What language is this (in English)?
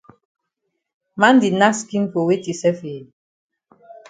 Cameroon Pidgin